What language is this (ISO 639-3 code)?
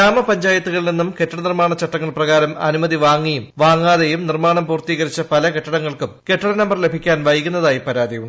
mal